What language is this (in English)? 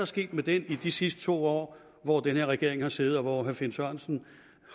Danish